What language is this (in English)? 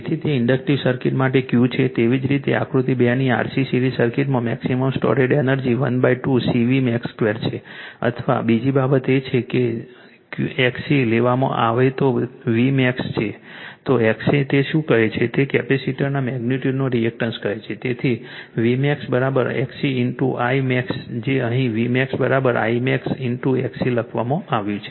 Gujarati